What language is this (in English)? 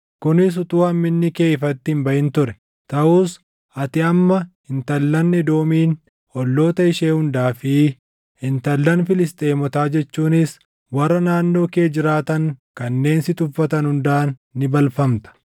Oromo